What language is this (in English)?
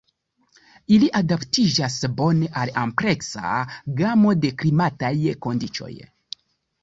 Esperanto